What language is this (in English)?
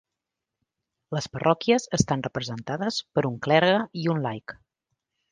Catalan